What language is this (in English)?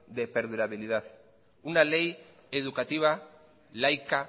Spanish